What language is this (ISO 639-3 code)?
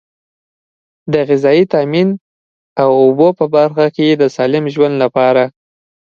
pus